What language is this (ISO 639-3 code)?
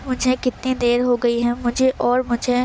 urd